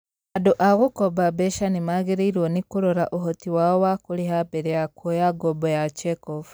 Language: Kikuyu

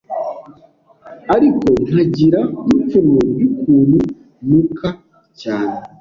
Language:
Kinyarwanda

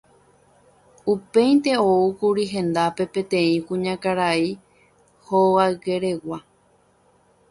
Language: Guarani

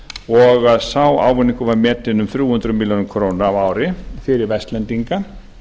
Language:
Icelandic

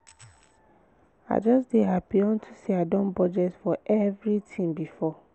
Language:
Nigerian Pidgin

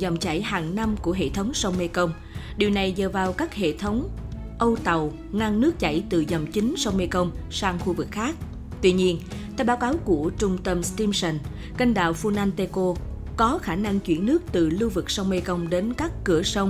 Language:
Vietnamese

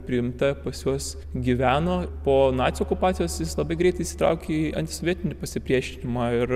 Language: Lithuanian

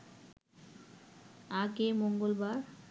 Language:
Bangla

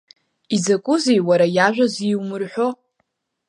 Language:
Abkhazian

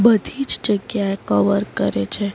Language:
Gujarati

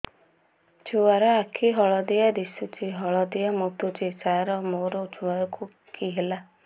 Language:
Odia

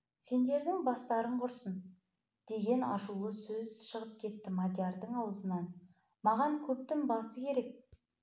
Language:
Kazakh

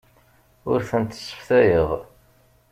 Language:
Kabyle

